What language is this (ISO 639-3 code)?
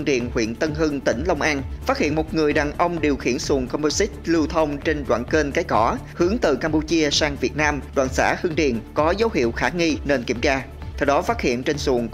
vie